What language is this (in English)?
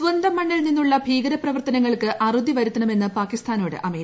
Malayalam